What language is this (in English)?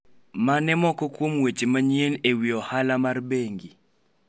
Luo (Kenya and Tanzania)